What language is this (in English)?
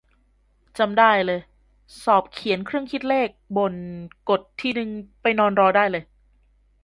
Thai